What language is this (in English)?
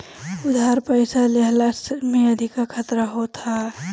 Bhojpuri